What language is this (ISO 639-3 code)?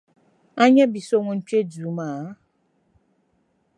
dag